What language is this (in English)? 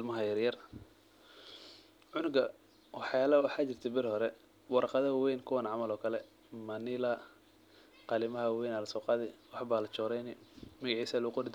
Somali